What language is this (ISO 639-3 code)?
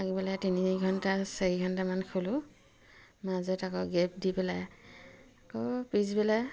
asm